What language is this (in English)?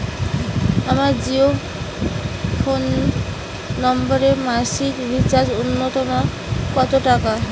Bangla